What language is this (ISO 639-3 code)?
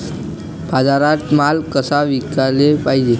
mar